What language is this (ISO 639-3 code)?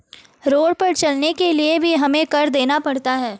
hin